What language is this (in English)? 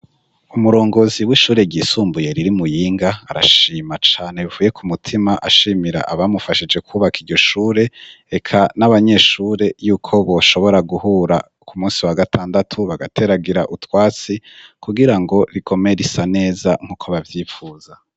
Rundi